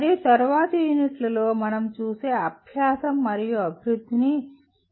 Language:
Telugu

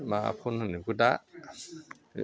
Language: Bodo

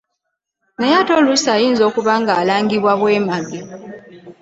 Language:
Ganda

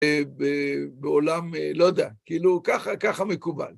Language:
Hebrew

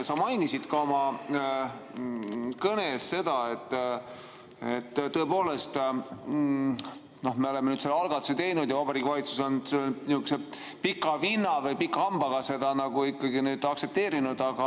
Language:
Estonian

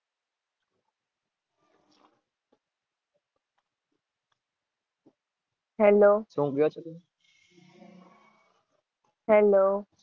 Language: Gujarati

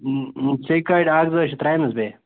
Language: Kashmiri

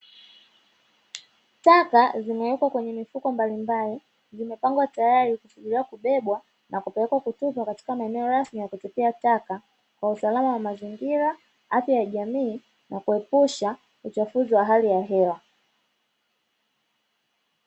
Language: Swahili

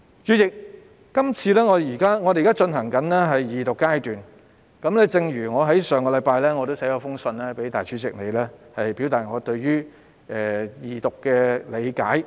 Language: Cantonese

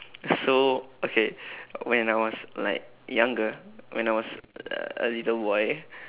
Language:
English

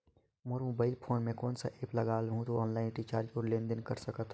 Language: Chhattisgarhi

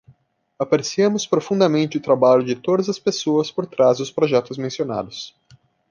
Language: Portuguese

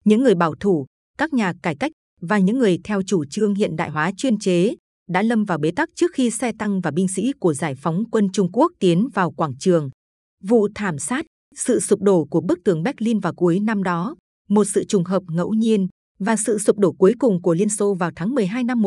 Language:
Vietnamese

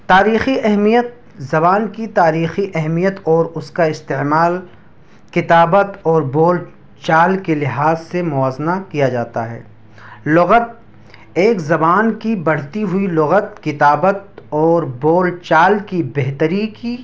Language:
Urdu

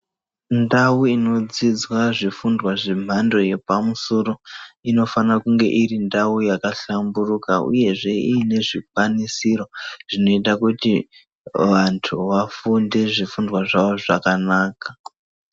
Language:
Ndau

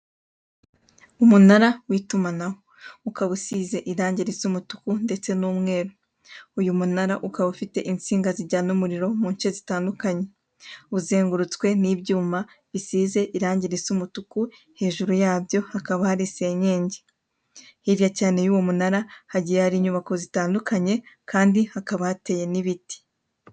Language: Kinyarwanda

